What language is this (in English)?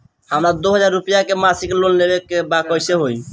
Bhojpuri